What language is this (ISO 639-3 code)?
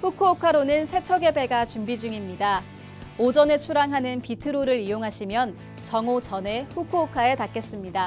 kor